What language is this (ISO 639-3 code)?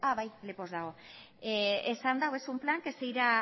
eus